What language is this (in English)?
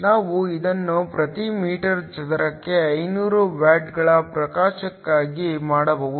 Kannada